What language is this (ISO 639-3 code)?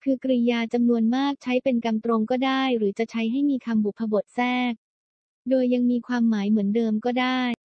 tha